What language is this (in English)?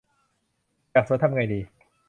Thai